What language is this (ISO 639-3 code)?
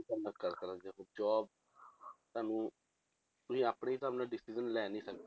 pan